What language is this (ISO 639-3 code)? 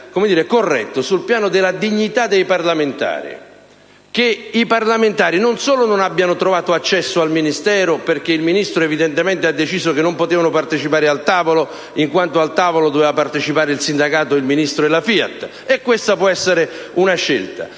ita